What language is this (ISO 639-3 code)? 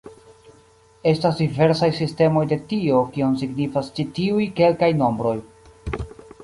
epo